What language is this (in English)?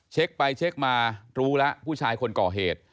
Thai